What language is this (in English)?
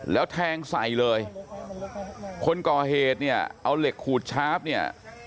Thai